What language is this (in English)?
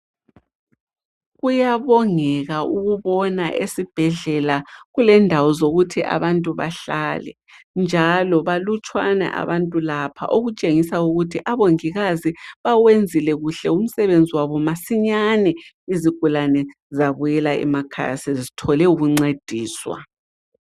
North Ndebele